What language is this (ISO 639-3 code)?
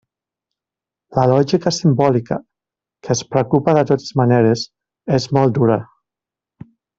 cat